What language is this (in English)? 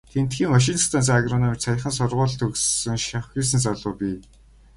Mongolian